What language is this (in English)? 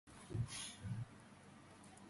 Georgian